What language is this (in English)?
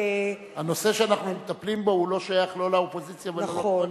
Hebrew